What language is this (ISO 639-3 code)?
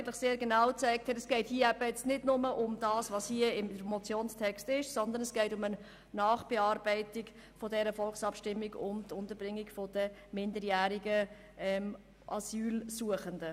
gsw